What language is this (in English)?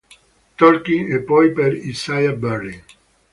Italian